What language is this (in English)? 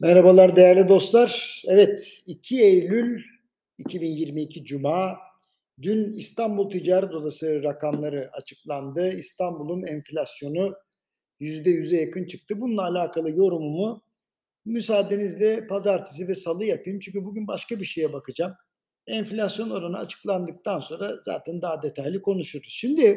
Turkish